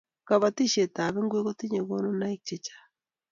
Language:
Kalenjin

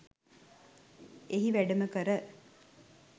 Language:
Sinhala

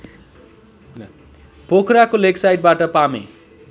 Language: Nepali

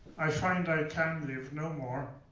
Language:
English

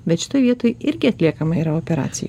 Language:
Lithuanian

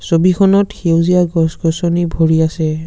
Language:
Assamese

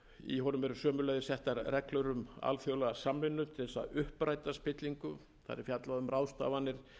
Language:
Icelandic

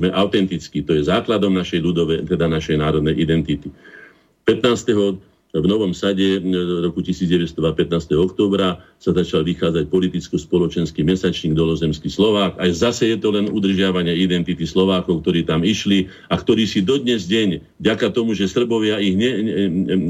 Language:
Slovak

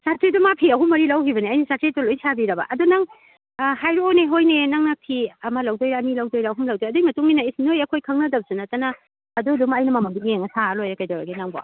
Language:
Manipuri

